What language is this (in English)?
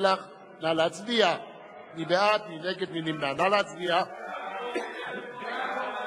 Hebrew